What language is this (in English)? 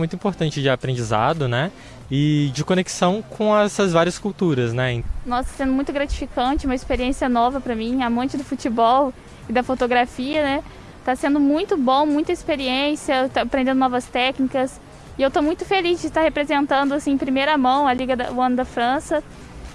Portuguese